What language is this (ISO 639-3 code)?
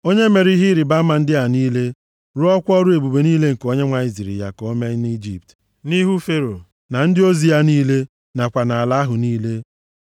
ibo